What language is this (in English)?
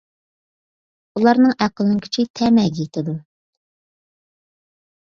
Uyghur